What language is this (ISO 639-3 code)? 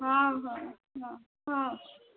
ori